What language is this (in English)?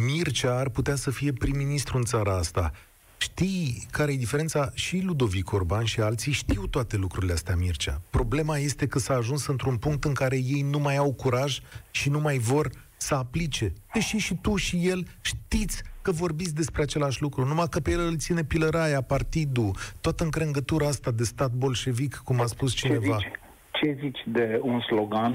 Romanian